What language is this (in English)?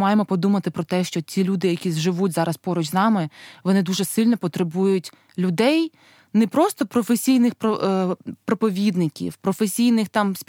Ukrainian